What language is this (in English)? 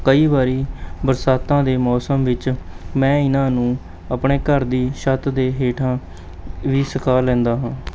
Punjabi